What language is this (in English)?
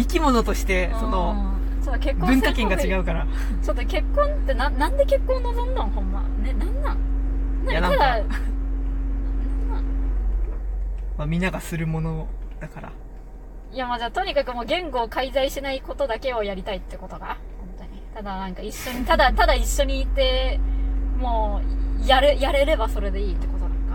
Japanese